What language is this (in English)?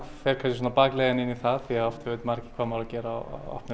Icelandic